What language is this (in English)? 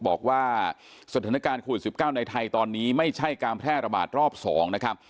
Thai